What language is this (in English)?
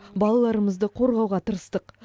Kazakh